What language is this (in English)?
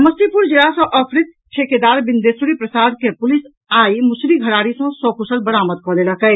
Maithili